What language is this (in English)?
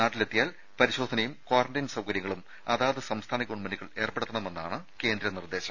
Malayalam